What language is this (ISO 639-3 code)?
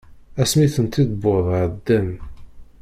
kab